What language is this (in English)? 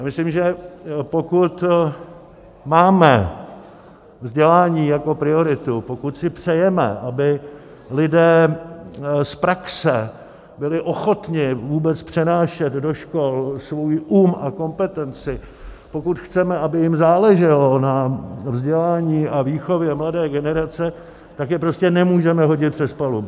Czech